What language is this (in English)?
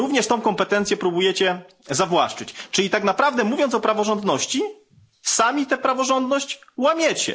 Polish